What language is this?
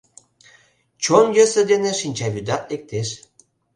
Mari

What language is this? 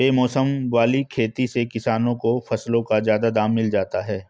Hindi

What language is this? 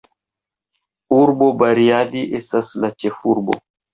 Esperanto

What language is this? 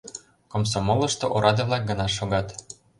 Mari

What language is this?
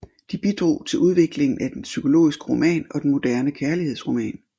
Danish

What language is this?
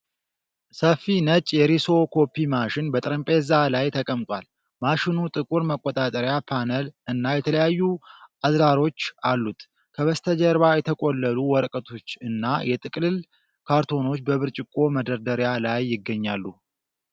Amharic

